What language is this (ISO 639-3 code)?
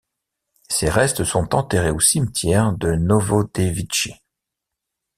fra